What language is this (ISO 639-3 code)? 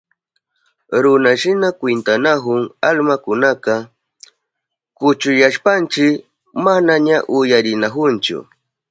qup